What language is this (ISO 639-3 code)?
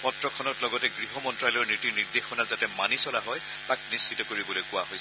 asm